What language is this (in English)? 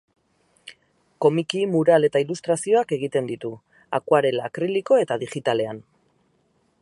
Basque